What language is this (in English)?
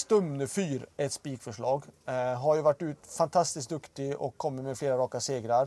Swedish